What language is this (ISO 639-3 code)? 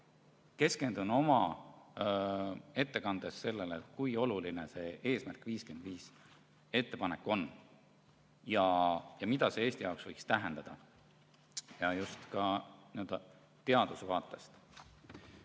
est